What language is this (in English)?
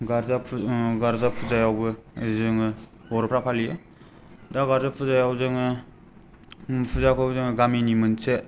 Bodo